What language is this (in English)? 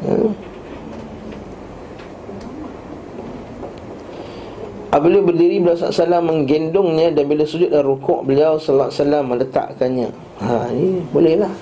Malay